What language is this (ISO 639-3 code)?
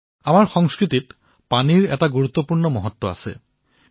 asm